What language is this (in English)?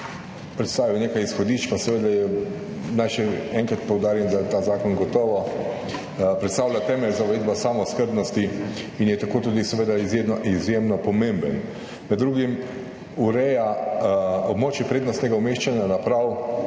Slovenian